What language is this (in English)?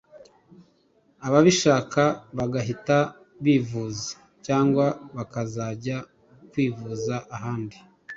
Kinyarwanda